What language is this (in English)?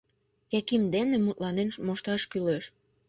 Mari